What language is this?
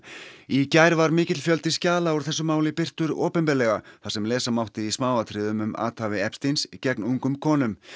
Icelandic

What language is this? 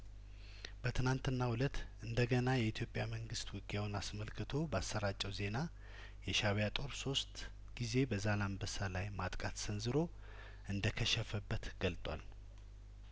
Amharic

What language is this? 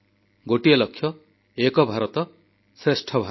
Odia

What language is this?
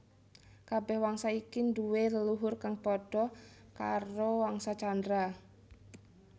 Javanese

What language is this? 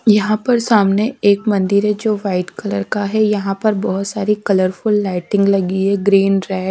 Hindi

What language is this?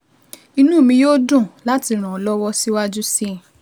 Yoruba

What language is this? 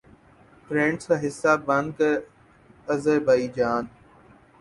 Urdu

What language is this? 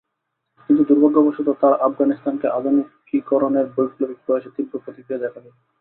Bangla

